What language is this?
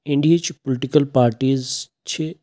Kashmiri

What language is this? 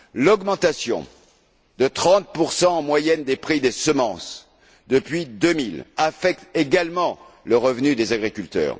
French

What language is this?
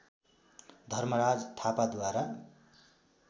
Nepali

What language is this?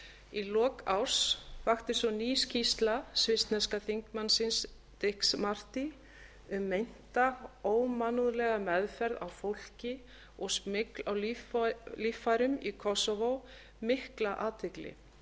Icelandic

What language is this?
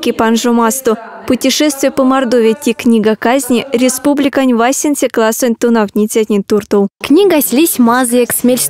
Russian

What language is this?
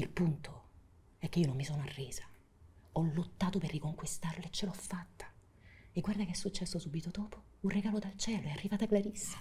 Italian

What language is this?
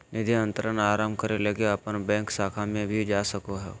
Magahi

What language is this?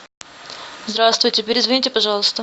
Russian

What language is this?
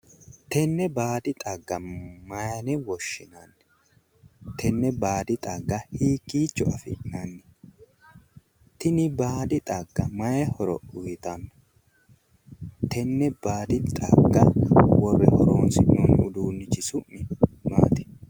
Sidamo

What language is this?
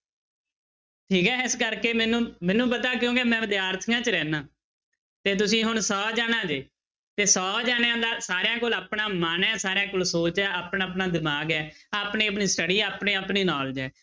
Punjabi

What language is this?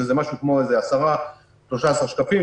Hebrew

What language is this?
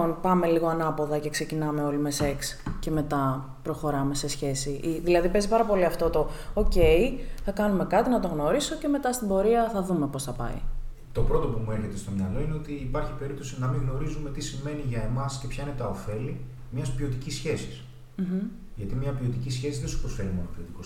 Greek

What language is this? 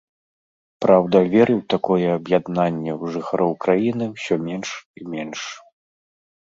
Belarusian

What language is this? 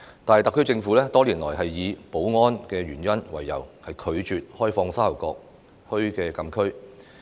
Cantonese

